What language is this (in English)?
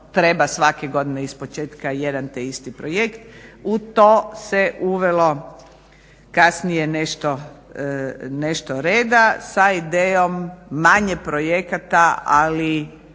Croatian